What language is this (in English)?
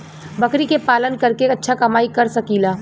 Bhojpuri